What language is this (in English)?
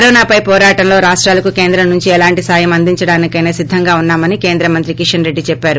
Telugu